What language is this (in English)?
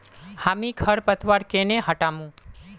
Magahi